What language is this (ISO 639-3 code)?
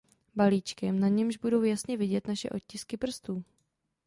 ces